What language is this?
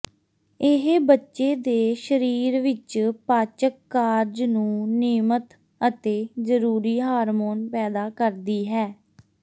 Punjabi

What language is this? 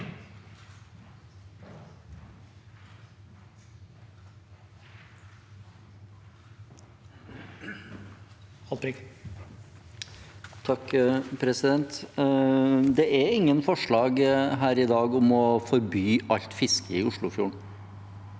Norwegian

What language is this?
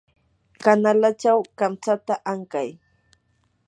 Yanahuanca Pasco Quechua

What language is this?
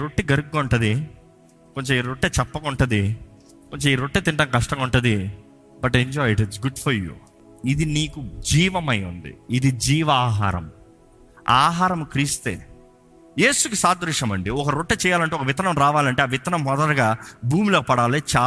Telugu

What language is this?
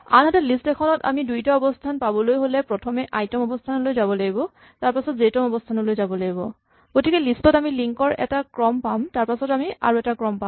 Assamese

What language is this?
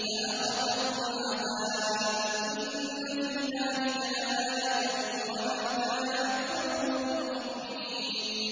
Arabic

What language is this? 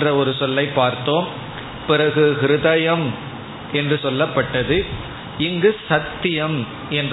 Tamil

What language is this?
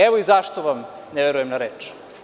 Serbian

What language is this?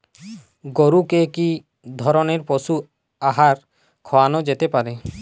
Bangla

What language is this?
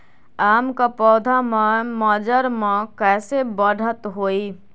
Magahi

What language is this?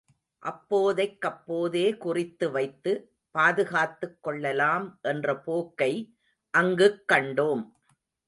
Tamil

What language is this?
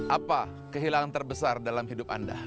Indonesian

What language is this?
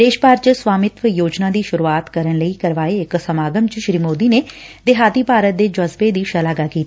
Punjabi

